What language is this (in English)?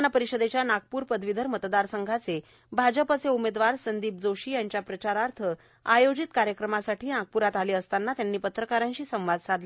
Marathi